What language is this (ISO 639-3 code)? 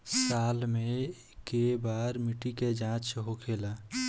bho